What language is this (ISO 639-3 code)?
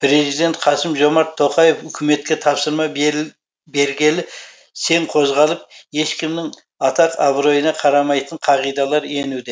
kaz